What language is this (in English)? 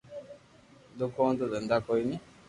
Loarki